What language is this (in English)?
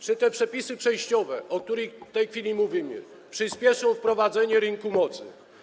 Polish